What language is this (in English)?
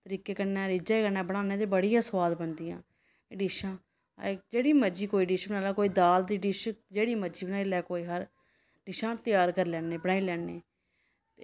Dogri